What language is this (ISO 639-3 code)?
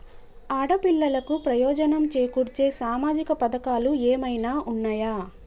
tel